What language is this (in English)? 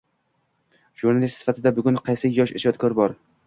Uzbek